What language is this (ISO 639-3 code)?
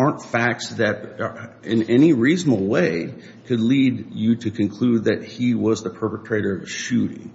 eng